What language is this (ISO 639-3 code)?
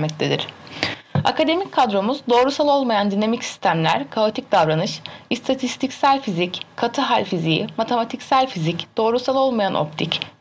tur